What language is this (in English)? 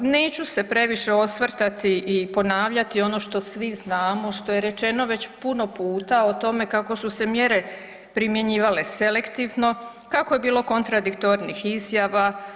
Croatian